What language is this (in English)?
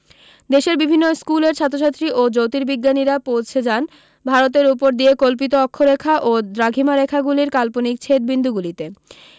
Bangla